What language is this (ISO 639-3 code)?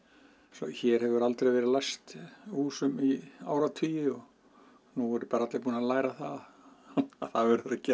isl